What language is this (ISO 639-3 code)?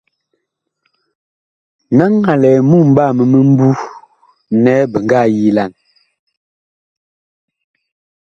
bkh